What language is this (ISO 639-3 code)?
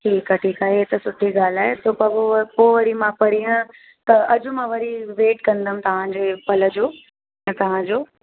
snd